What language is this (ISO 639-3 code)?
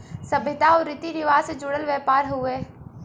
bho